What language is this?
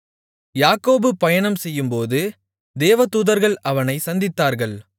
Tamil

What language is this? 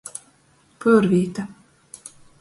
Latgalian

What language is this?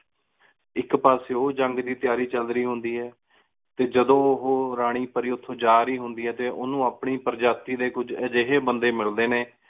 Punjabi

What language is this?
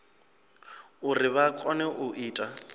Venda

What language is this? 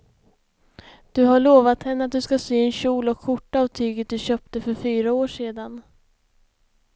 Swedish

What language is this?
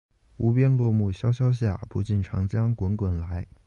Chinese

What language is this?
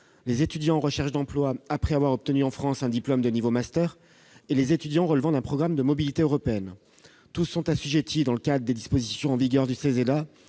French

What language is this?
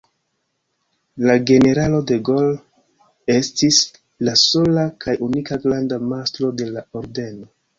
Esperanto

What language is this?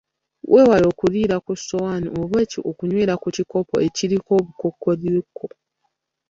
Ganda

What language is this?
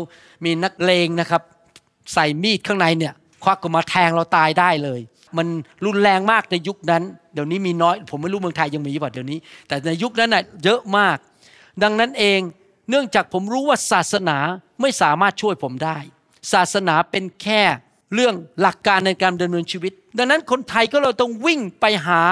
Thai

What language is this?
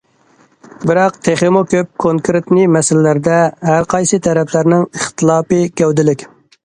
Uyghur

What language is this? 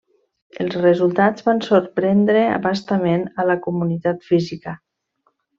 Catalan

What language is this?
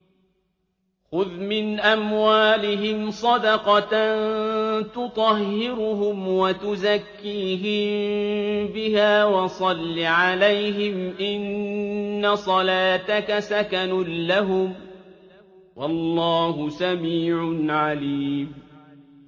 Arabic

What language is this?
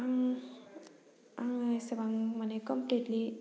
Bodo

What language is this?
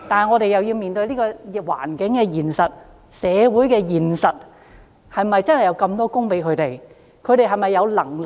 Cantonese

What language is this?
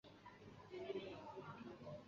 Chinese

